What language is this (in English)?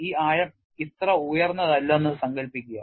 Malayalam